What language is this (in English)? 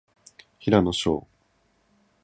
Japanese